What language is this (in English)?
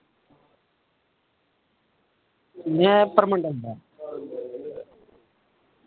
Dogri